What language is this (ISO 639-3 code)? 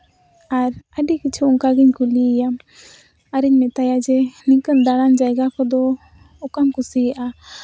sat